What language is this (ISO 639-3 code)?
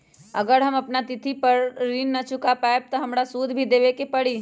mag